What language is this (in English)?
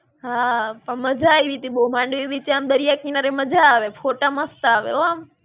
Gujarati